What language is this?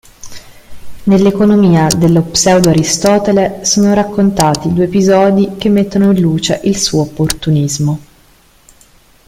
Italian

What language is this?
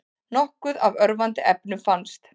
Icelandic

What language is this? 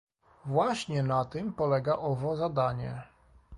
Polish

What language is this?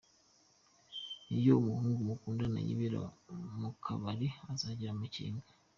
Kinyarwanda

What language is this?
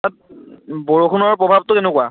Assamese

